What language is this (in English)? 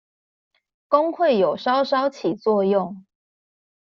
Chinese